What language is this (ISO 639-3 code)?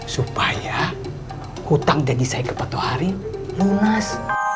ind